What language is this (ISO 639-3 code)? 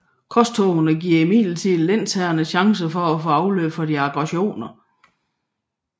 dan